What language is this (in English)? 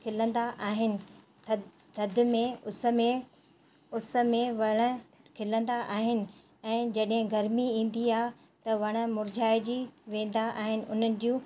Sindhi